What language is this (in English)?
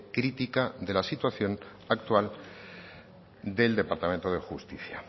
Spanish